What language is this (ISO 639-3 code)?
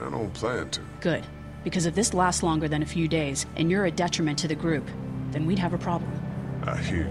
ces